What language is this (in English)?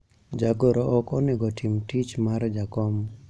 Luo (Kenya and Tanzania)